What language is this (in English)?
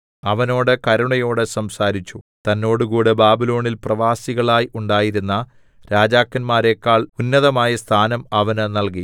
Malayalam